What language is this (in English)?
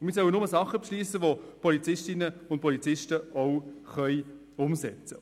Swiss German